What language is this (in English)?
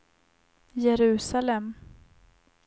Swedish